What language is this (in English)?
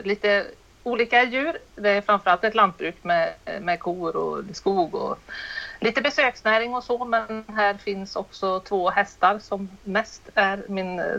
Swedish